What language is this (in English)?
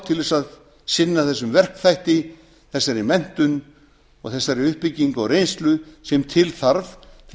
Icelandic